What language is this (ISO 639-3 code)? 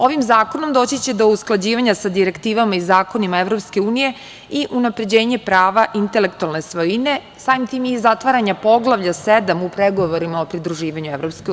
srp